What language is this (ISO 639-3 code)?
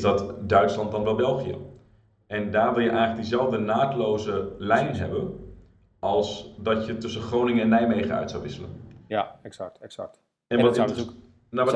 nld